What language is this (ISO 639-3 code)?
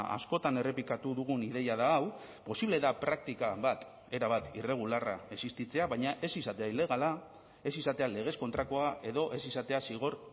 eus